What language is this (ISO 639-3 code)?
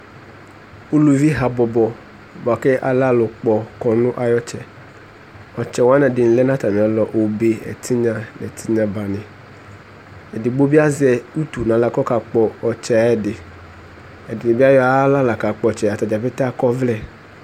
kpo